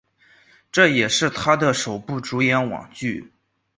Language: Chinese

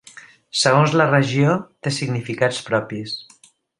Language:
Catalan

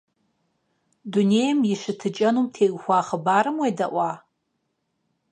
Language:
Kabardian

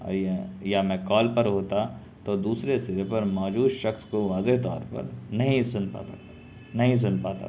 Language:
Urdu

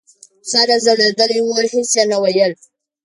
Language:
Pashto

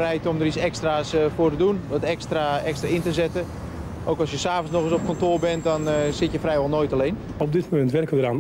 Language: Dutch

